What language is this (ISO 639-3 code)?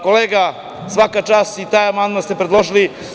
srp